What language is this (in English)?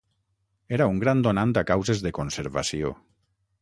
Catalan